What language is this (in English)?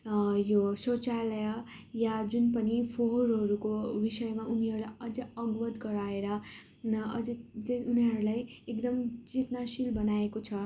Nepali